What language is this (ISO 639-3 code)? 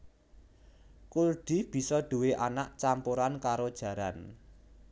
jav